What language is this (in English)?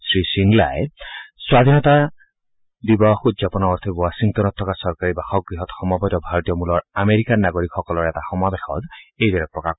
Assamese